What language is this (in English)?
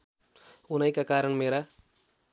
Nepali